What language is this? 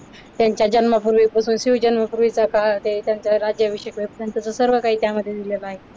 Marathi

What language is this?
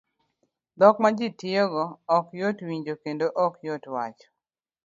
Luo (Kenya and Tanzania)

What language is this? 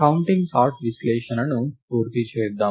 Telugu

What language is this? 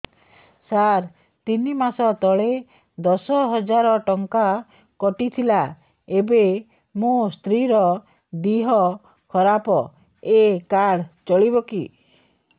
Odia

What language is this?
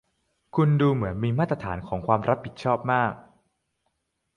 Thai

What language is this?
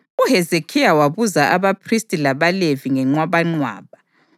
North Ndebele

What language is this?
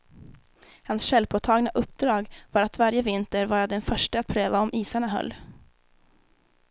Swedish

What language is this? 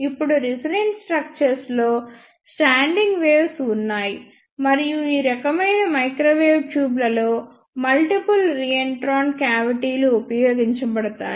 Telugu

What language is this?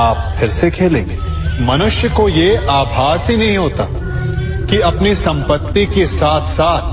Hindi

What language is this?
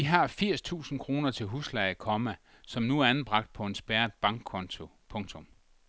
Danish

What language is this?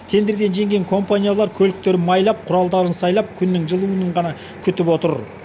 Kazakh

